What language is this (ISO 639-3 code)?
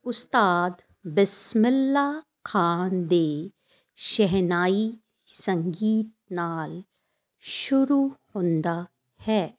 pan